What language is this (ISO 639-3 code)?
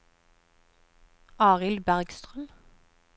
nor